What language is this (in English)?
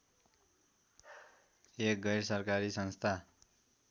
Nepali